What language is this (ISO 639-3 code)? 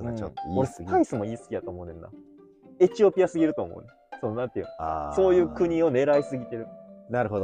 jpn